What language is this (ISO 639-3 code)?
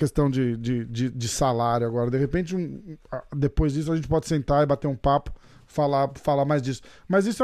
por